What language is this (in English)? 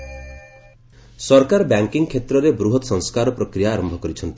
Odia